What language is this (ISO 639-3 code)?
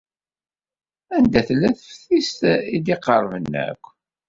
kab